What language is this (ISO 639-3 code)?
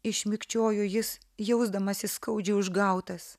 lit